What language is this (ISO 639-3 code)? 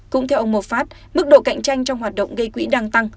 vie